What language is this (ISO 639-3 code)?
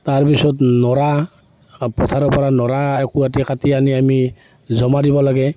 asm